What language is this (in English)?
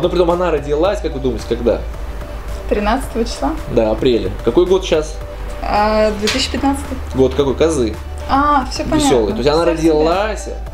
Russian